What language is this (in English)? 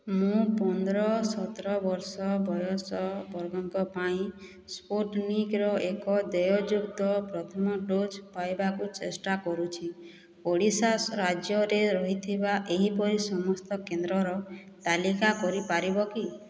Odia